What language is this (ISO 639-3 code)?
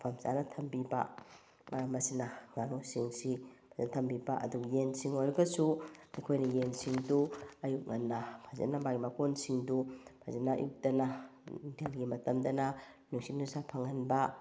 mni